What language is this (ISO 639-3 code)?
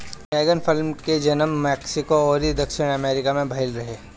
bho